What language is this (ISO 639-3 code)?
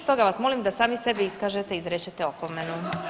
hrv